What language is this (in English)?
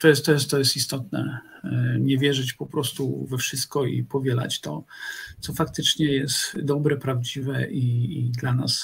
Polish